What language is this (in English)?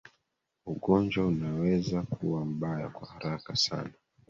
Swahili